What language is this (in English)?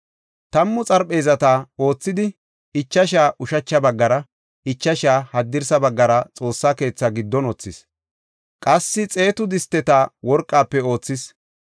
Gofa